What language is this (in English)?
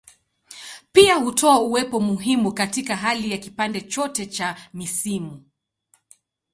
Swahili